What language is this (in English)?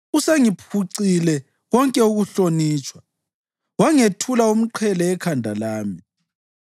North Ndebele